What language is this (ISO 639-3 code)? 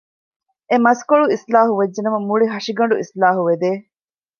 div